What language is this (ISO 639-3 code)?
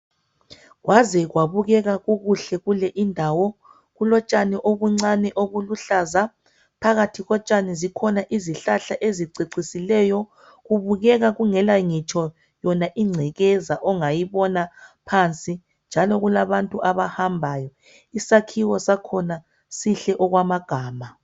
nde